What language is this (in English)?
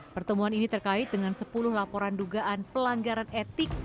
Indonesian